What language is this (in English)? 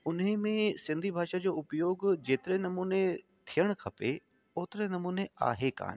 Sindhi